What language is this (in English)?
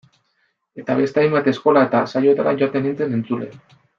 Basque